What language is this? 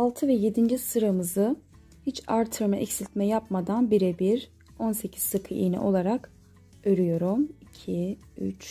Turkish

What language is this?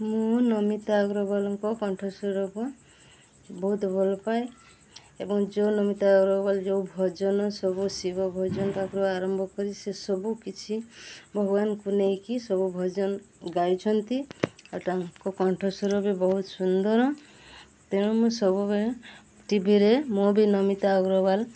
Odia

